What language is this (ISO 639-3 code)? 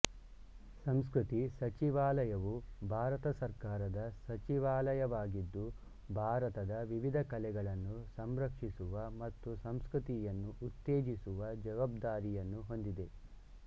kan